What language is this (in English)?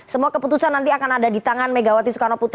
Indonesian